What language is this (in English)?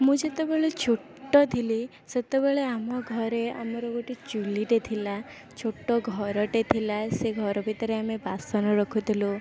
Odia